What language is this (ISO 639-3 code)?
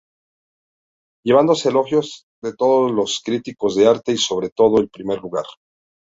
spa